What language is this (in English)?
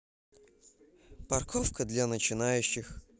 Russian